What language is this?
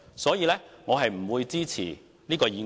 Cantonese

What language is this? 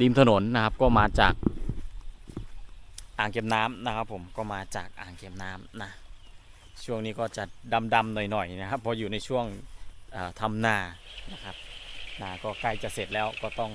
Thai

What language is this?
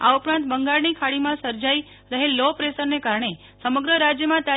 Gujarati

